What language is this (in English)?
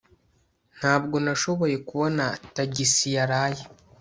Kinyarwanda